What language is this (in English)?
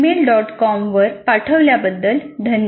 Marathi